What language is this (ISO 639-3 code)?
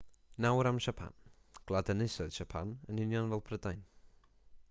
cym